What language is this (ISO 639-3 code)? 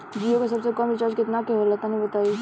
bho